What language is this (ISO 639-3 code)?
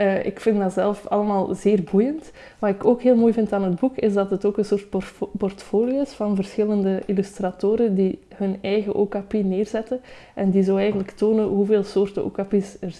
nld